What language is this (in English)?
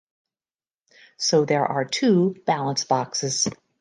English